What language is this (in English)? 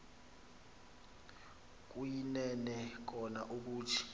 Xhosa